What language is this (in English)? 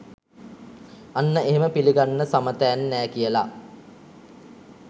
Sinhala